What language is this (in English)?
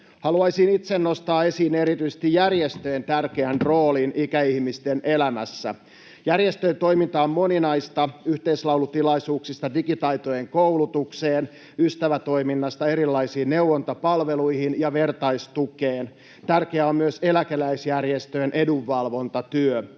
Finnish